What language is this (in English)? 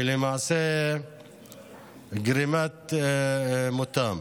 Hebrew